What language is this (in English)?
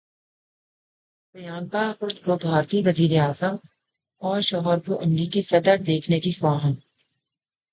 Urdu